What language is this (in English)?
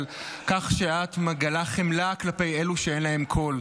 Hebrew